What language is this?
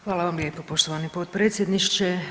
Croatian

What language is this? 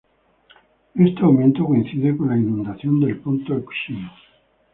Spanish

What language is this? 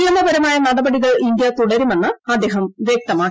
Malayalam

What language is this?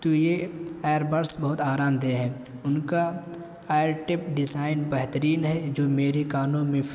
Urdu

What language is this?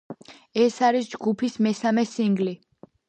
Georgian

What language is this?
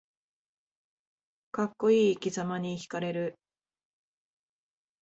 Japanese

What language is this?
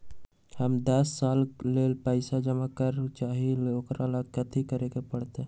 Magahi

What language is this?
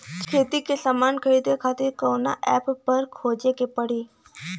Bhojpuri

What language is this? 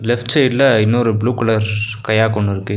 Tamil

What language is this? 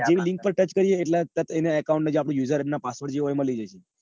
Gujarati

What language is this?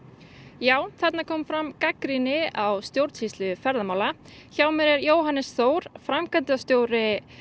Icelandic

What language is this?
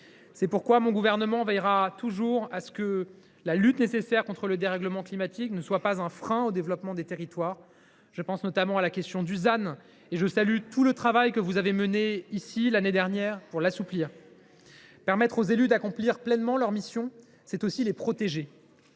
French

